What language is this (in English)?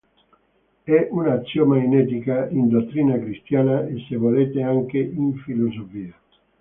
Italian